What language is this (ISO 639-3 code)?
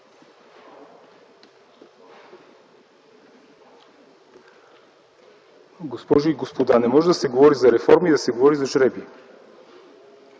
bul